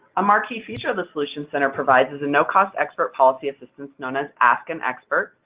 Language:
English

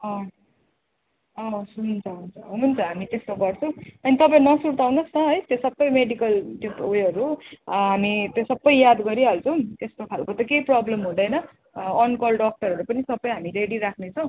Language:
Nepali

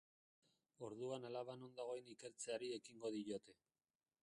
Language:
Basque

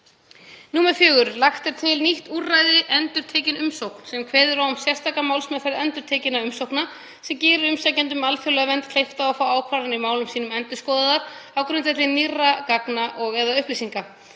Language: Icelandic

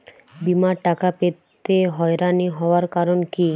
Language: Bangla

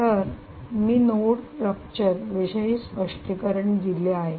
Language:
Marathi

